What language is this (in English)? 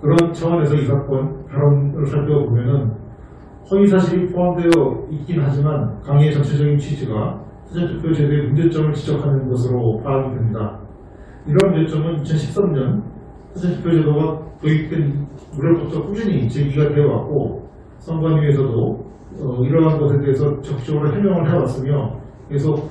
Korean